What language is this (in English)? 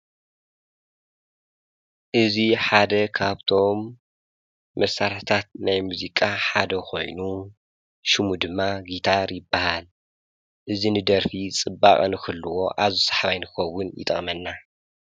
Tigrinya